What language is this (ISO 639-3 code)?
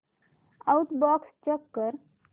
mar